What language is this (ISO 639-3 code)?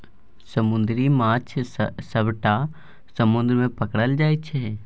mai